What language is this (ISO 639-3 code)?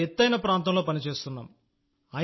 tel